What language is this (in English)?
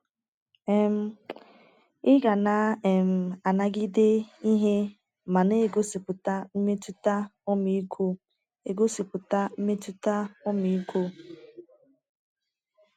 Igbo